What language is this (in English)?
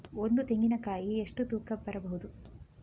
Kannada